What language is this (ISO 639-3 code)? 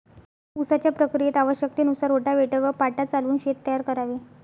mar